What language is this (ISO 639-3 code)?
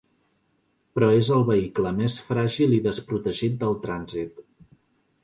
cat